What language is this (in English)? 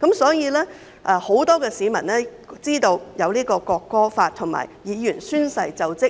Cantonese